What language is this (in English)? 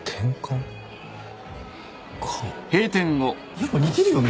Japanese